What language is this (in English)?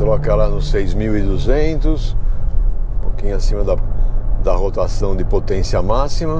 Portuguese